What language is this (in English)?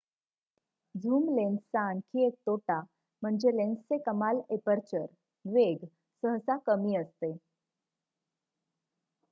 Marathi